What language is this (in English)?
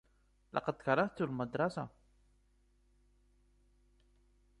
Arabic